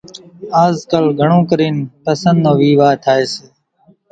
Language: Kachi Koli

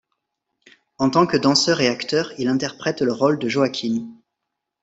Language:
French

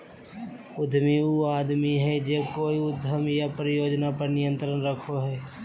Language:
Magahi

